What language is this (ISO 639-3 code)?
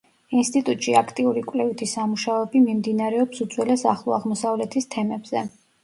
kat